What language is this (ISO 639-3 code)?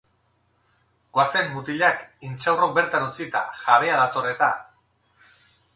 eus